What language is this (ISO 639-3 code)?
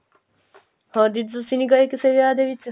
pan